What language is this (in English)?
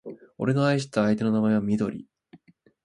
Japanese